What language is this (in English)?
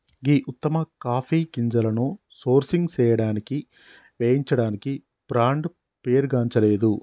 Telugu